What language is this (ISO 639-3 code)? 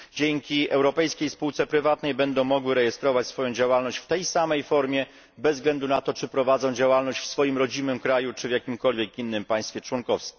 pol